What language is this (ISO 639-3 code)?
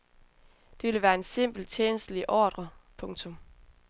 dan